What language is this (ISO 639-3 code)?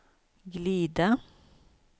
swe